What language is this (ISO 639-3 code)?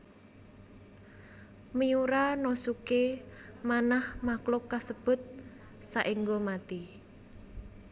jav